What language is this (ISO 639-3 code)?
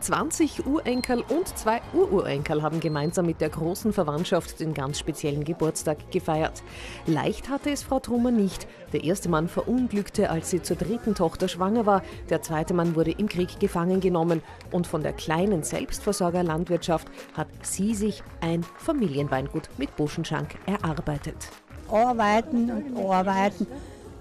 deu